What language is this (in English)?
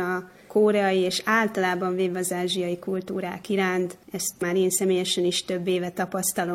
Hungarian